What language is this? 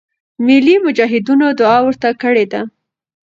Pashto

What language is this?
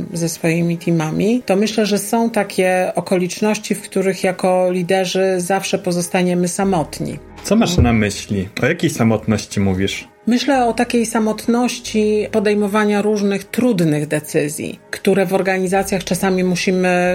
Polish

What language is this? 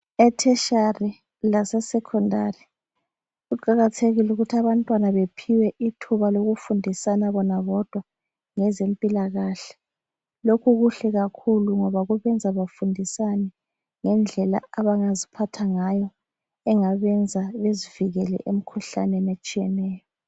North Ndebele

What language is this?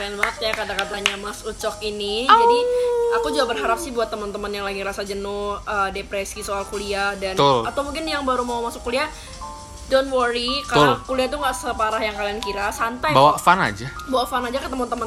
Indonesian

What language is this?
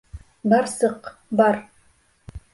Bashkir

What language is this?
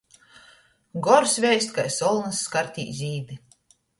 Latgalian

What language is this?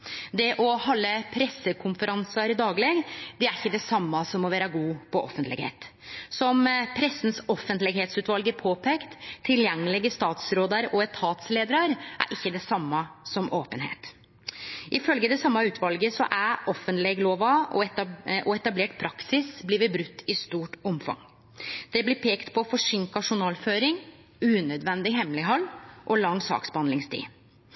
Norwegian Nynorsk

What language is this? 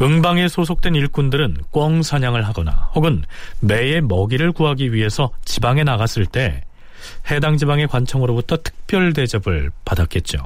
Korean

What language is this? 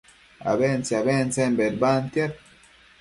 Matsés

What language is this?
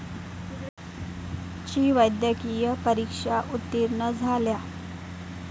Marathi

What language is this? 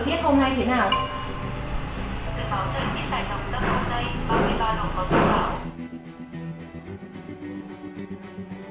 Vietnamese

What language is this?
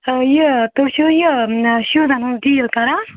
Kashmiri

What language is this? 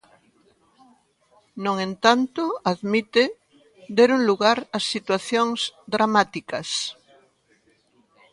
Galician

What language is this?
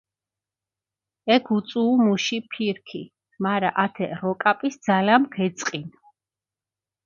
Mingrelian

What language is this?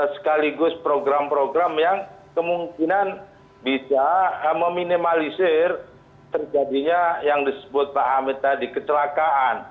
Indonesian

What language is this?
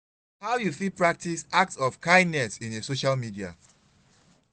Nigerian Pidgin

